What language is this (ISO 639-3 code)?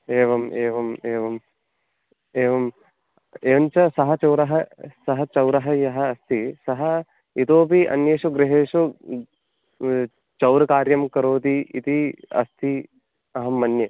san